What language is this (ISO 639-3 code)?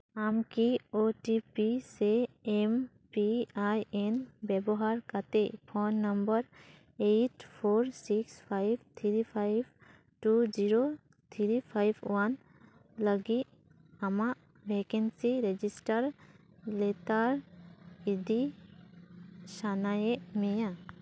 sat